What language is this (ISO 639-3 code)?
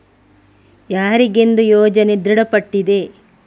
kan